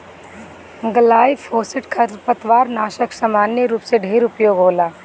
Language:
Bhojpuri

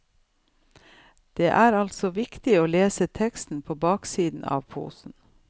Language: Norwegian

